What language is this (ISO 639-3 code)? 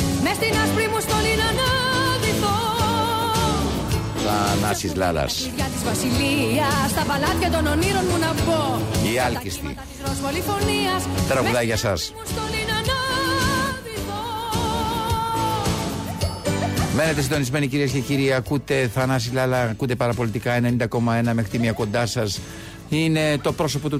ell